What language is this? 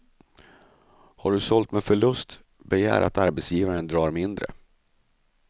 Swedish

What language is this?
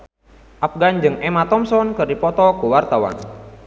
Sundanese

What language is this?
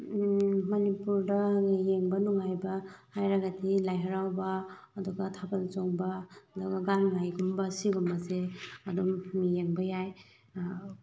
Manipuri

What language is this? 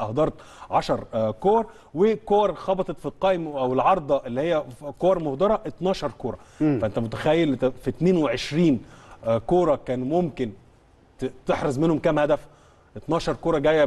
Arabic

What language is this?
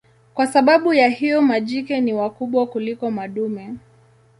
Swahili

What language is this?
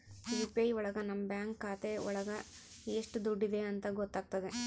Kannada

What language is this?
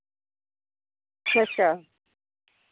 Dogri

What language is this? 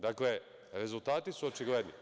Serbian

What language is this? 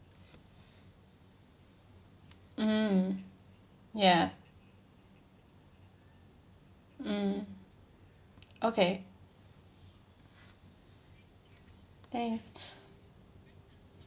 English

